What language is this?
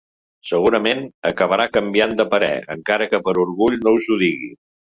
Catalan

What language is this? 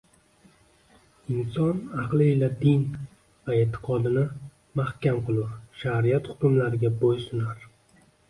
Uzbek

